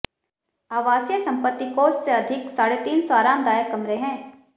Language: Hindi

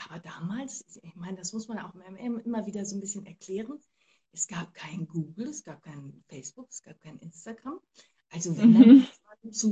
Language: German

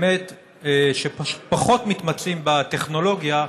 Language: Hebrew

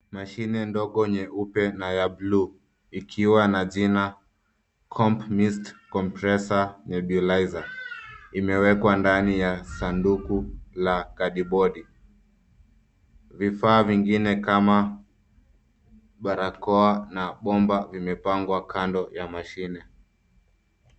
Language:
Swahili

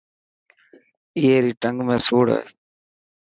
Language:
Dhatki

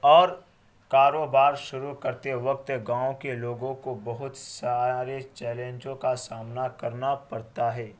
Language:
Urdu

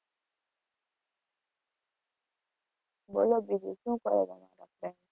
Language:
Gujarati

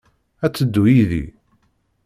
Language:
Kabyle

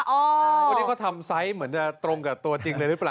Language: Thai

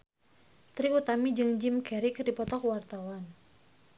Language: Sundanese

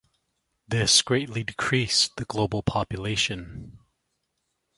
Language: English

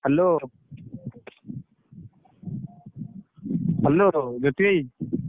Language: Odia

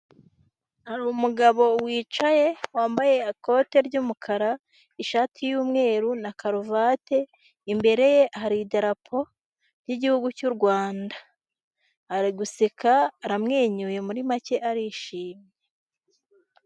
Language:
Kinyarwanda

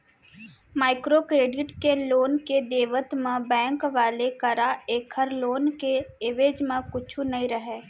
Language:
Chhattisgarhi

